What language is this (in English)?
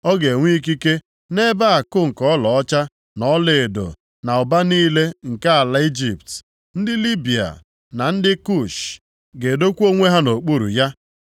Igbo